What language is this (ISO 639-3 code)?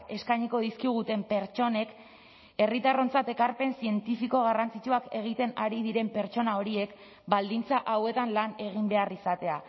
eus